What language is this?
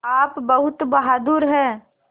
Hindi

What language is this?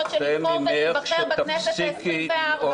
Hebrew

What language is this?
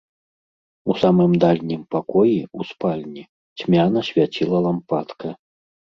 Belarusian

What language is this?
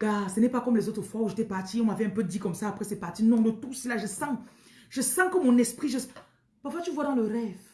French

